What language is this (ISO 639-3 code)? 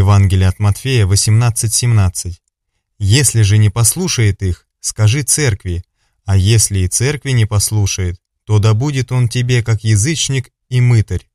rus